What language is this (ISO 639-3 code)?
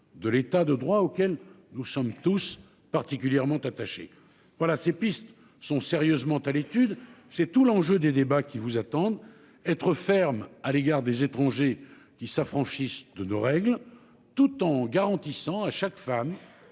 fra